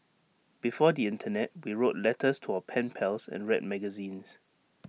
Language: English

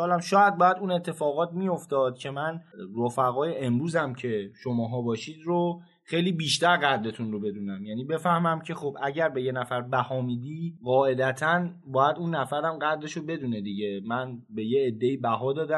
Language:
Persian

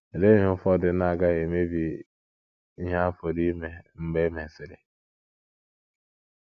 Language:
Igbo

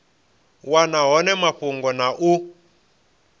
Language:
Venda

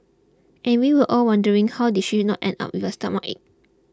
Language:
English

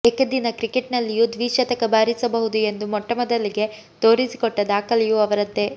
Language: Kannada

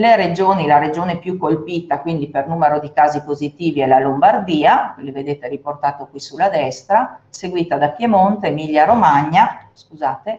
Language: Italian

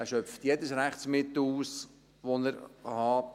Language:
Swiss German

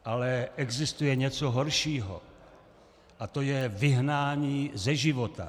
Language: Czech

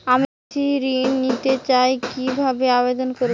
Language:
Bangla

